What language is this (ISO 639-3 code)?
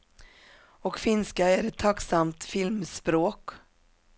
swe